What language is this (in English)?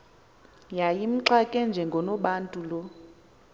Xhosa